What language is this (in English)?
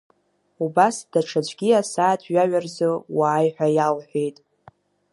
Abkhazian